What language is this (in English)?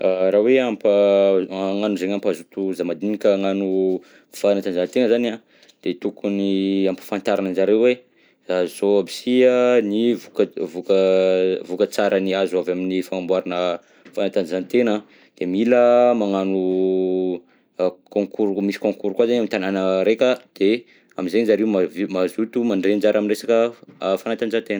Southern Betsimisaraka Malagasy